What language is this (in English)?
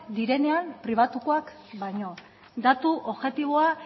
Basque